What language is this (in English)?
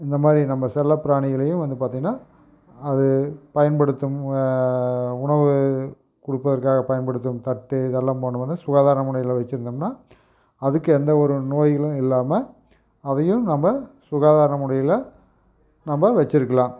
Tamil